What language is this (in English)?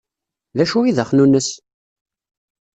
Kabyle